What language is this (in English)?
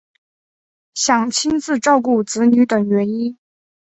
Chinese